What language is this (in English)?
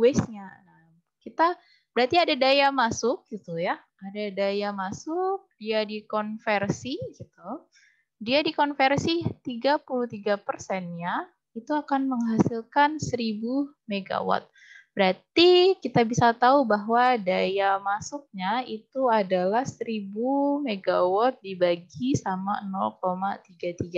Indonesian